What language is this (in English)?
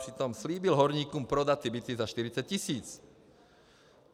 Czech